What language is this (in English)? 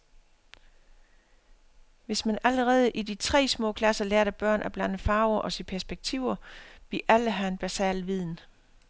Danish